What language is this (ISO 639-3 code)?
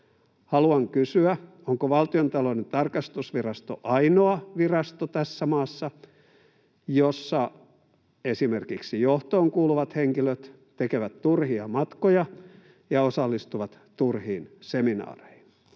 fin